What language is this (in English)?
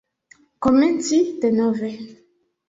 Esperanto